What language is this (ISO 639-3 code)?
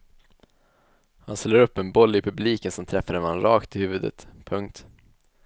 swe